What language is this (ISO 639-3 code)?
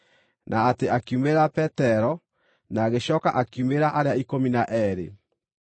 kik